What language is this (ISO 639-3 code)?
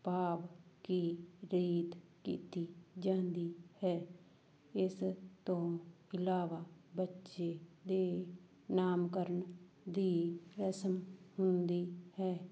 pan